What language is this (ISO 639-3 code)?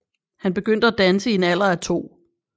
dan